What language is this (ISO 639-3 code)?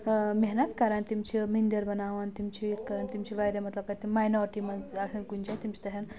kas